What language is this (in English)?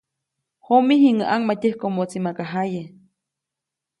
Copainalá Zoque